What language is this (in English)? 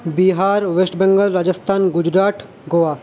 Bangla